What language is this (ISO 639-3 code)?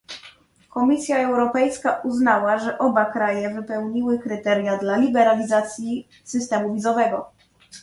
pol